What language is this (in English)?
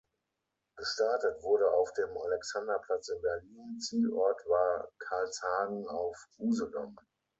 German